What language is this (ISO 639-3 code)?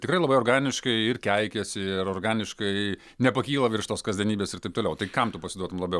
lit